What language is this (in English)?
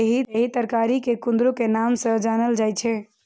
Maithili